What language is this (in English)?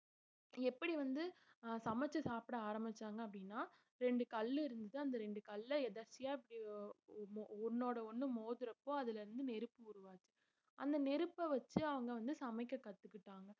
Tamil